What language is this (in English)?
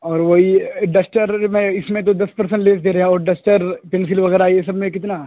Urdu